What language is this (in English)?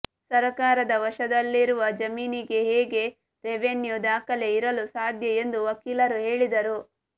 Kannada